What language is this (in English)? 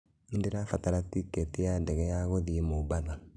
Kikuyu